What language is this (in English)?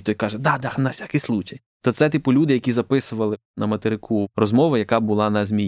Ukrainian